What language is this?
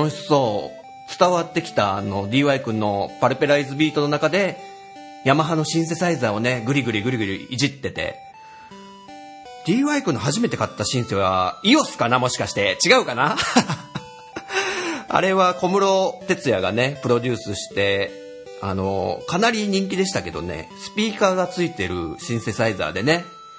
Japanese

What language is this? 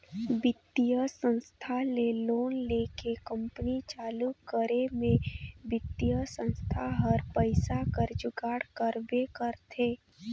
Chhattisgarhi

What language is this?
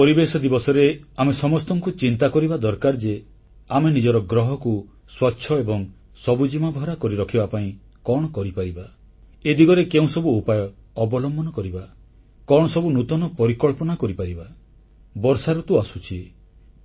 Odia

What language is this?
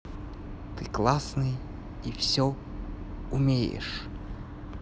Russian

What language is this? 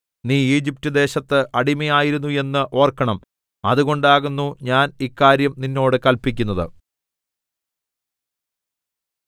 Malayalam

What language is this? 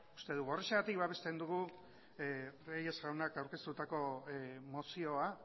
Basque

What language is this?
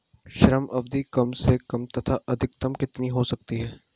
Hindi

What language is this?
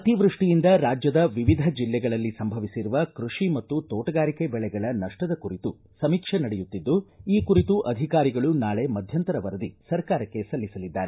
Kannada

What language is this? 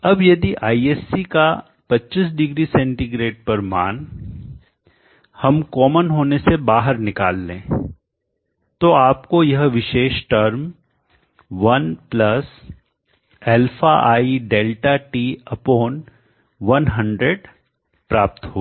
Hindi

